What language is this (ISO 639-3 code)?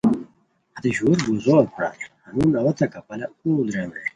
khw